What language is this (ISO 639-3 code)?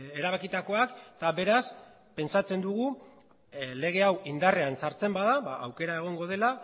eus